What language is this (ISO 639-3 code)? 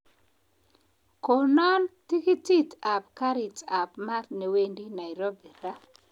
kln